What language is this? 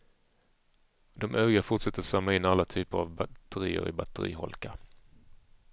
Swedish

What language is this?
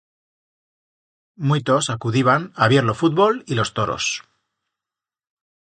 Aragonese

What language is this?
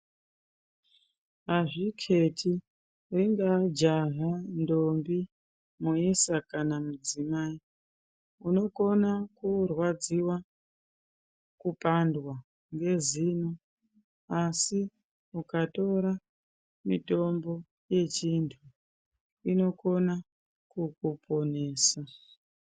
Ndau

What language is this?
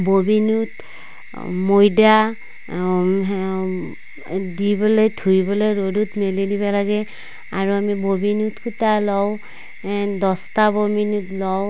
Assamese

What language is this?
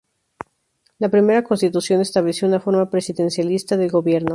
Spanish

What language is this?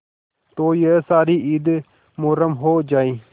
Hindi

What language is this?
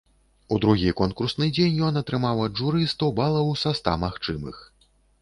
Belarusian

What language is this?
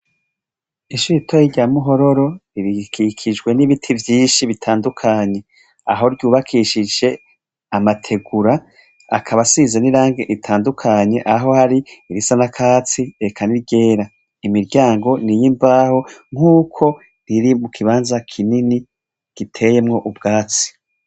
Rundi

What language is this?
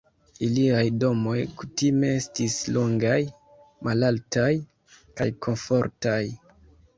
Esperanto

